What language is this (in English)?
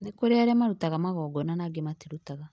Kikuyu